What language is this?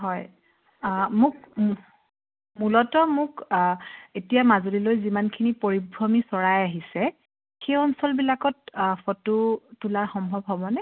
Assamese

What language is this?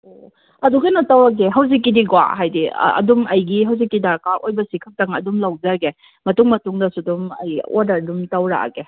Manipuri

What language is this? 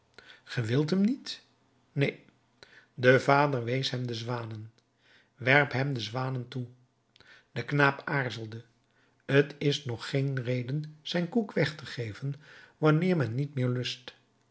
Dutch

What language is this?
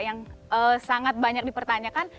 Indonesian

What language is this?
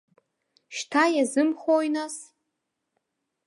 Abkhazian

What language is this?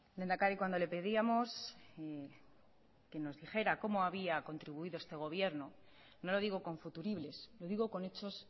Spanish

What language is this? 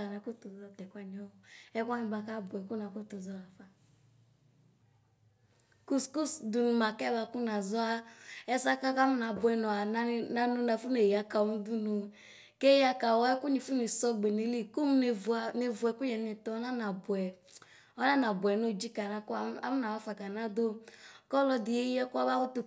Ikposo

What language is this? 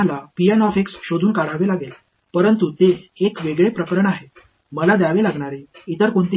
Tamil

